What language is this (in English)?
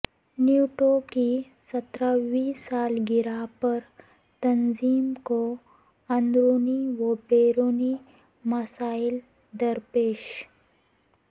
Urdu